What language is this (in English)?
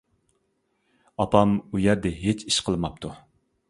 Uyghur